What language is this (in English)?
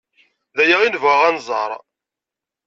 Kabyle